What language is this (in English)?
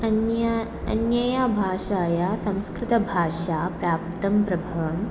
Sanskrit